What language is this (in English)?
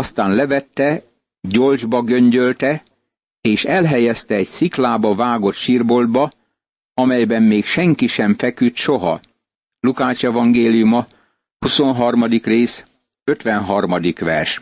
Hungarian